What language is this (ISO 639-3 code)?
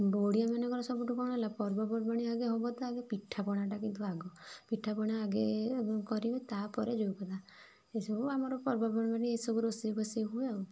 ori